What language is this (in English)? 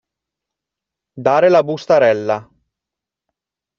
Italian